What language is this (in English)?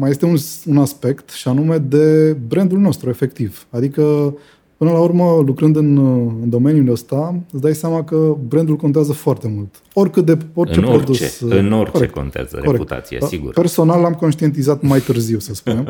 Romanian